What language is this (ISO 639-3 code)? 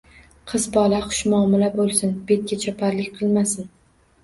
uzb